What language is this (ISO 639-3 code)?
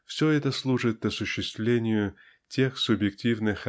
rus